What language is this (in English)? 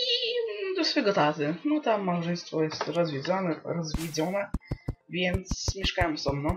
Polish